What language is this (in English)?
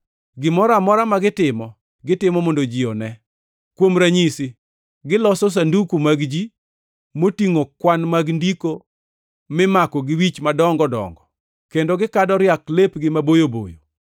Luo (Kenya and Tanzania)